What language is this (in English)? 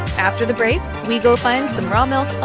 English